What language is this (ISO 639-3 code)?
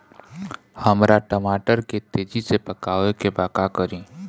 bho